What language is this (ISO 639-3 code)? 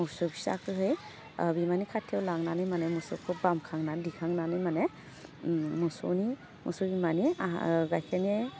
brx